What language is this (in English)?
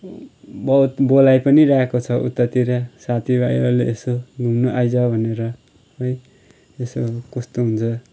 Nepali